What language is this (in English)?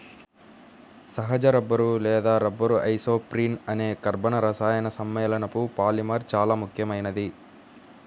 Telugu